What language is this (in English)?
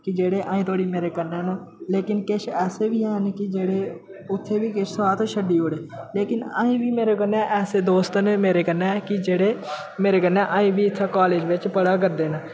Dogri